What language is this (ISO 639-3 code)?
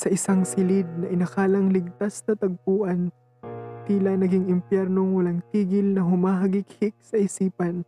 fil